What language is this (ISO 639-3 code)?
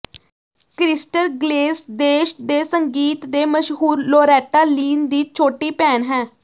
pan